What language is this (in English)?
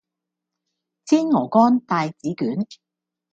Cantonese